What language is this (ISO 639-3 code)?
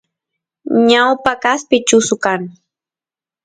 qus